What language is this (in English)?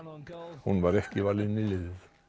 Icelandic